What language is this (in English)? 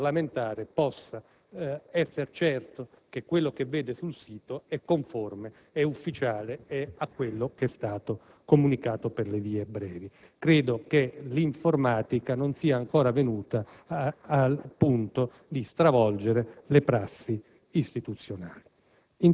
Italian